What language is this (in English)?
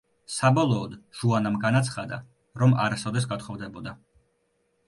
Georgian